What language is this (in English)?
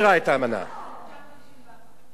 Hebrew